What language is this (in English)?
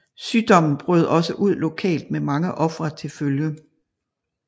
Danish